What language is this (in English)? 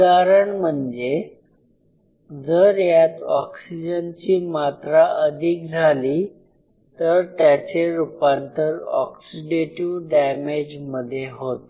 Marathi